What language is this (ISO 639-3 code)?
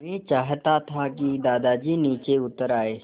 hin